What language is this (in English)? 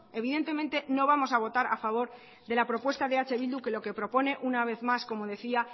Spanish